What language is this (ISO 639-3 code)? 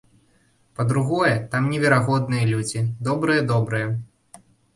bel